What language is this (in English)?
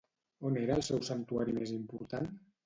Catalan